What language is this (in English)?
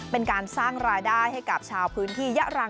Thai